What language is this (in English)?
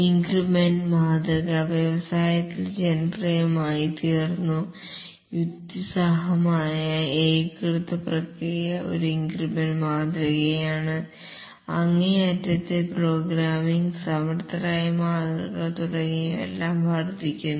Malayalam